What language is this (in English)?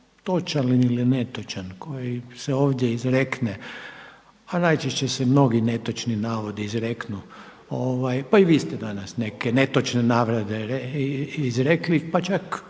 Croatian